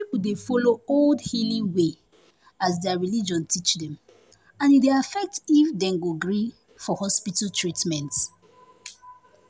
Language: Nigerian Pidgin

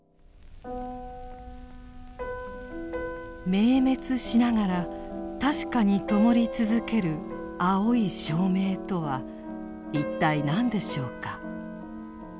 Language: Japanese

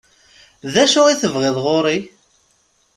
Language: Kabyle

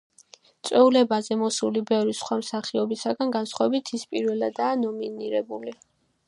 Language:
Georgian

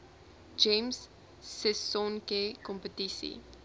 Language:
Afrikaans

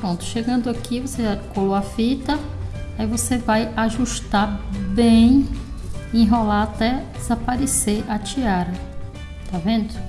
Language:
Portuguese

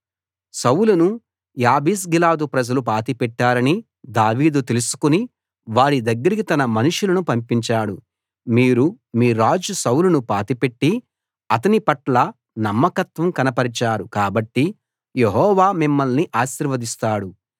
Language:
Telugu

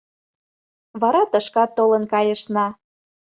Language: Mari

